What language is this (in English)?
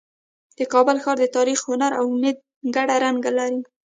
Pashto